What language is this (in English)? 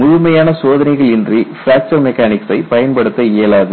Tamil